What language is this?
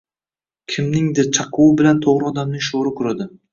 Uzbek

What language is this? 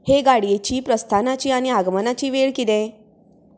Konkani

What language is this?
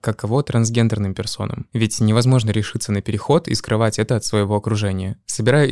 Russian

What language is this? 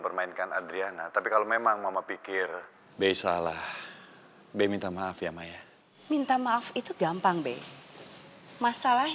Indonesian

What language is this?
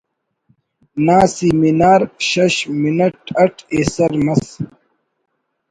Brahui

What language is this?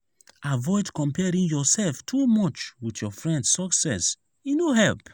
Nigerian Pidgin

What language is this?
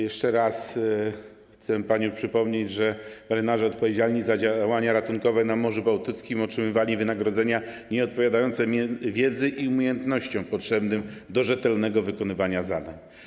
Polish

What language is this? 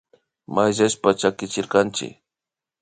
Imbabura Highland Quichua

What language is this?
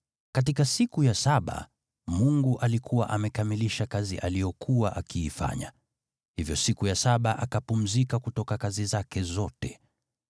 Swahili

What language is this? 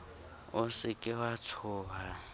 Southern Sotho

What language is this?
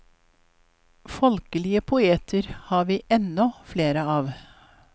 Norwegian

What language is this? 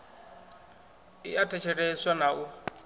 Venda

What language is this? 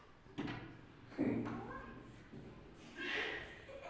Hindi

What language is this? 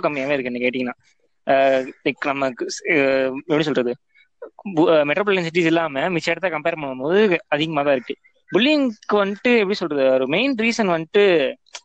Tamil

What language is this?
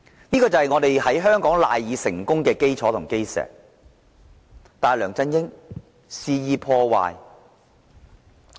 Cantonese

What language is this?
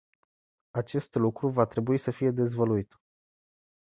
Romanian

